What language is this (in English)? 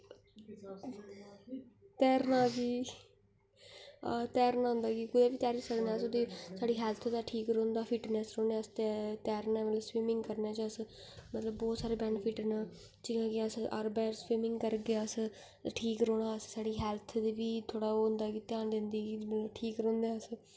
Dogri